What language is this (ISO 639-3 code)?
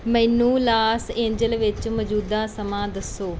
pan